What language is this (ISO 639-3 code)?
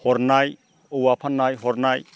brx